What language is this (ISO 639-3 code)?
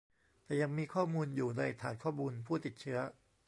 tha